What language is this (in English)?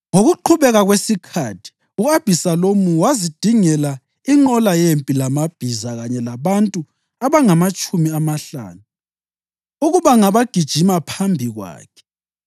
North Ndebele